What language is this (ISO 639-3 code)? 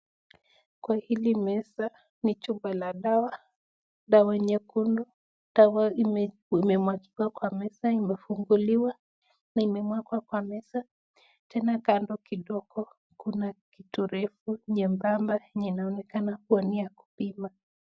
swa